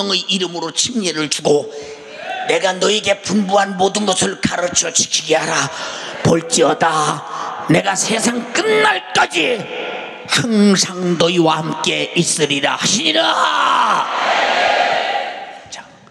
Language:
Korean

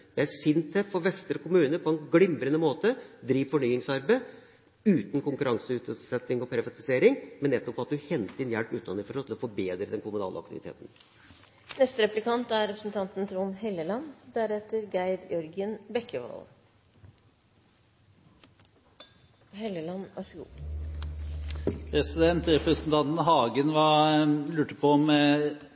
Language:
Norwegian Bokmål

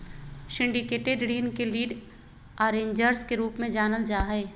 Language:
Magahi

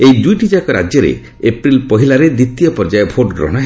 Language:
Odia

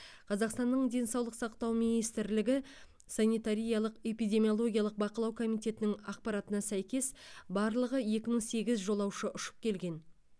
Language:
Kazakh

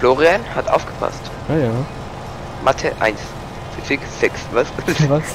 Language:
German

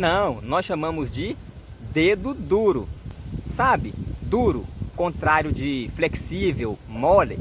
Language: Portuguese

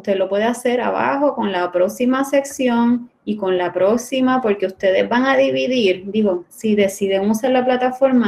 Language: Spanish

